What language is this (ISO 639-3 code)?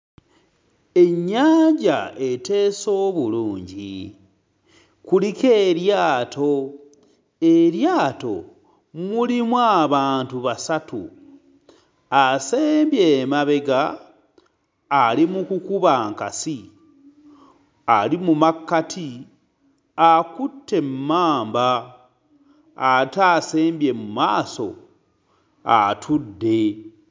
lug